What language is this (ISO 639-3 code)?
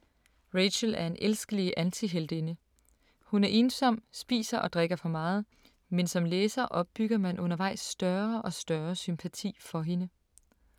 dan